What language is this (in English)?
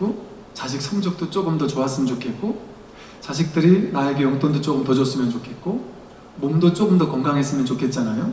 Korean